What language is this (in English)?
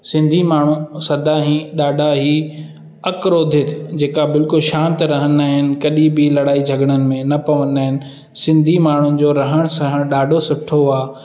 Sindhi